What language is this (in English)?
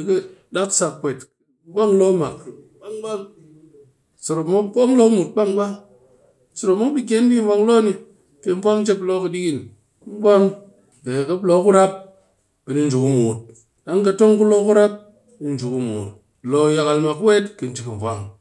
Cakfem-Mushere